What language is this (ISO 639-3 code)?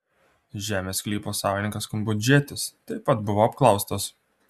lit